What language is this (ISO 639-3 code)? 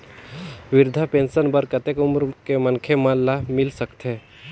hne